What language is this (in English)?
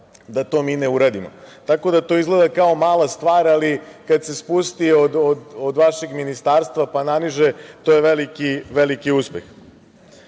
Serbian